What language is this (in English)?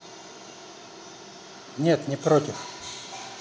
Russian